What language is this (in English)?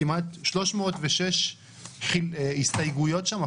Hebrew